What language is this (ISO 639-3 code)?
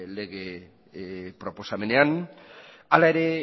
eus